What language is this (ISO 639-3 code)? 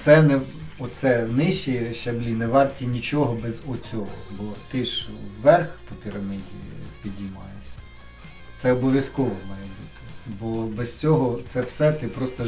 ukr